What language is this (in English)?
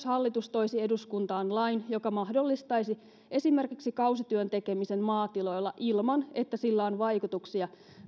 Finnish